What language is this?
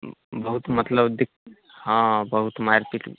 Maithili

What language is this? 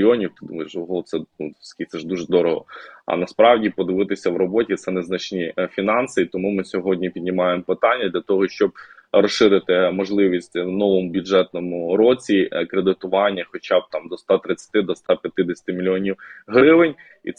Ukrainian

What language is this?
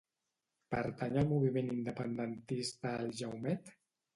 Catalan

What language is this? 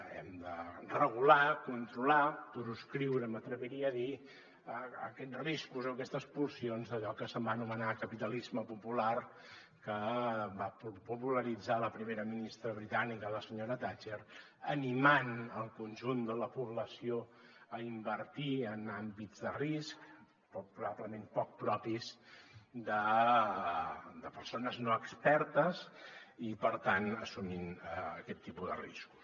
Catalan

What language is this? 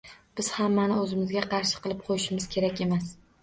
Uzbek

